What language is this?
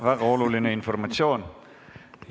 Estonian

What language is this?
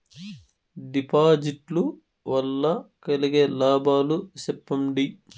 Telugu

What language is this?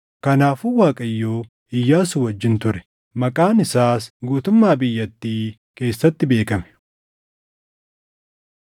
Oromo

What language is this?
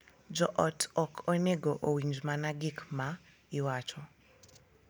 Luo (Kenya and Tanzania)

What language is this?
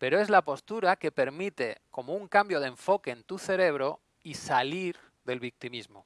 Spanish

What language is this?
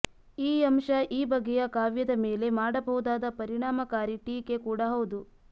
Kannada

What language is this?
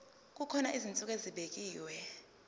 Zulu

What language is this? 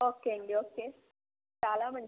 Telugu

